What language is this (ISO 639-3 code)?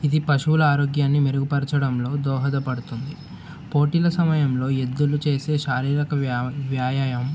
tel